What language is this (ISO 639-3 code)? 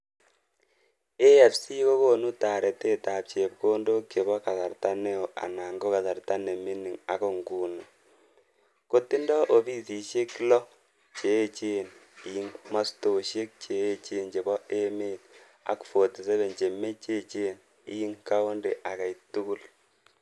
kln